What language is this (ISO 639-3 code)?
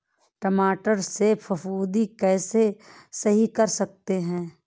hin